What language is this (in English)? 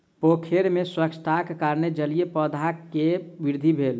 Maithili